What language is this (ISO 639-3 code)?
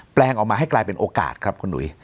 tha